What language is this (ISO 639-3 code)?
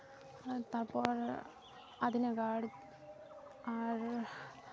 sat